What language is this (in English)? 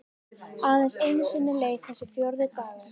Icelandic